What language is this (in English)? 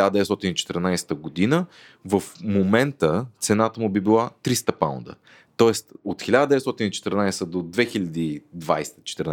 Bulgarian